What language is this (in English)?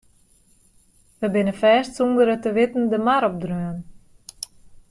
Western Frisian